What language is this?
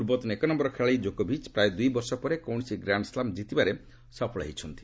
Odia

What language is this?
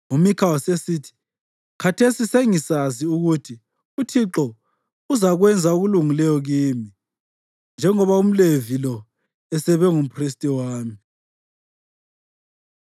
North Ndebele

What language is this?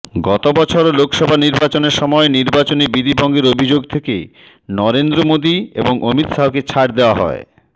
Bangla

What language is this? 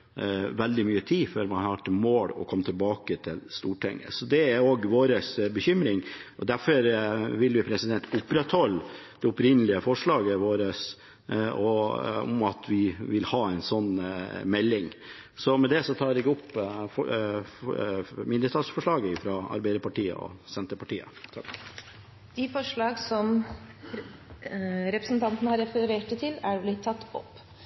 Norwegian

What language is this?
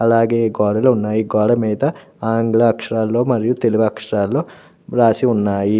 Telugu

